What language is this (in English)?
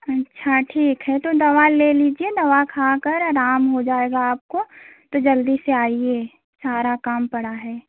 Hindi